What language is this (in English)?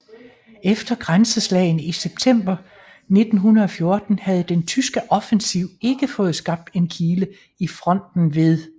Danish